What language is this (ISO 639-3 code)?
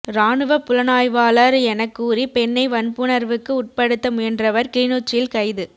tam